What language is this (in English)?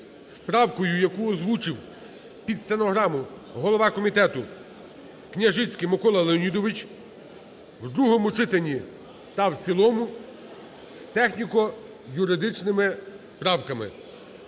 Ukrainian